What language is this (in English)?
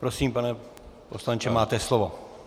Czech